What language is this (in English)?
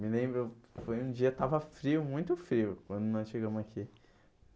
Portuguese